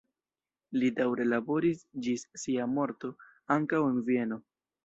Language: Esperanto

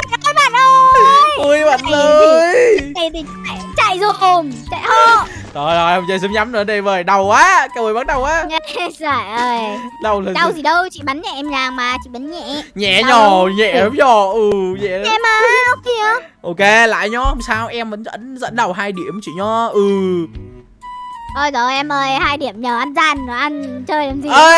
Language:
Vietnamese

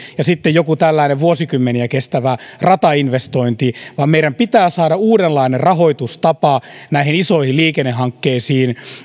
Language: Finnish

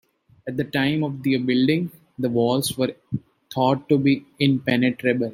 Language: English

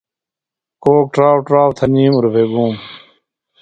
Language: Phalura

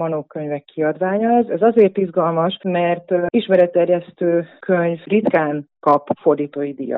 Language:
Hungarian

